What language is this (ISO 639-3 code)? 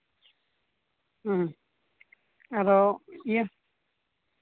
sat